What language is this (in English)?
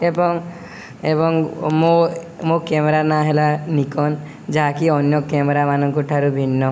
Odia